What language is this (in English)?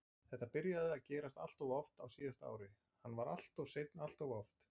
Icelandic